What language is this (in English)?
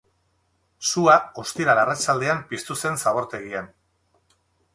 Basque